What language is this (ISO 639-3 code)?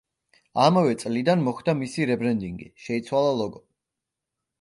kat